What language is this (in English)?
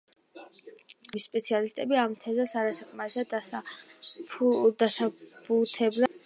Georgian